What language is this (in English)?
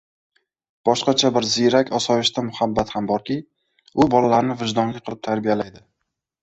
Uzbek